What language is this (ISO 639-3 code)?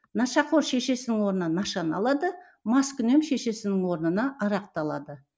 kaz